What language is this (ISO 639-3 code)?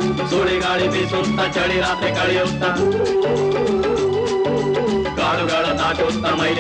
kan